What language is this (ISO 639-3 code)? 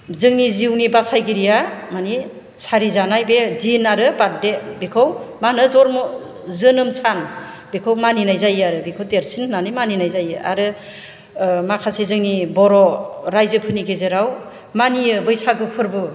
brx